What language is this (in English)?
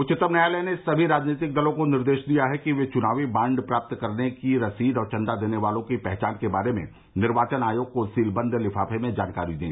Hindi